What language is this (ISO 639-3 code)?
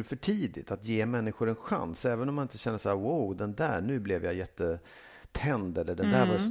swe